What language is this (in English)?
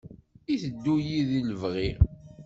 Kabyle